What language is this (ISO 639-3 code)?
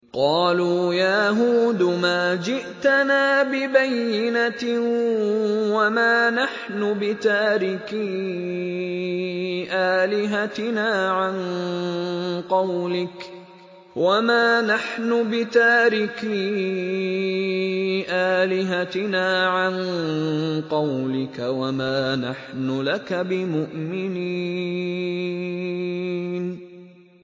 ara